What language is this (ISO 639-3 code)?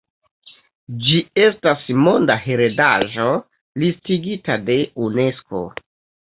epo